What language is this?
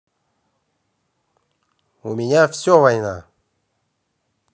Russian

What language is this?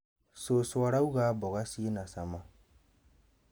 Kikuyu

